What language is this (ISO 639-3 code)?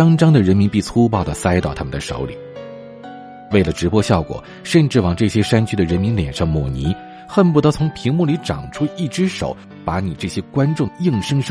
zho